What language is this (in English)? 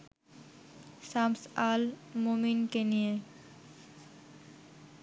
Bangla